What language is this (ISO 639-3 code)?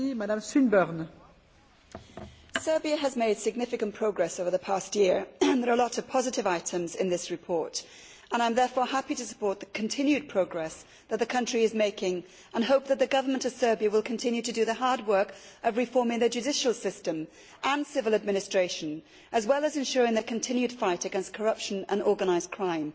eng